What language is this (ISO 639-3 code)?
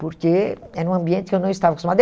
por